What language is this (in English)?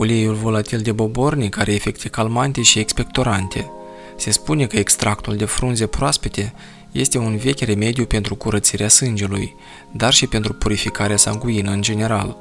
Romanian